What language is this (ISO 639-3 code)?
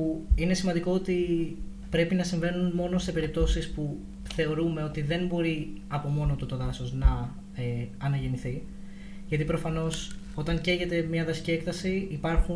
ell